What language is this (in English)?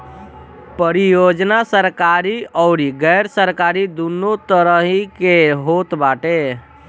Bhojpuri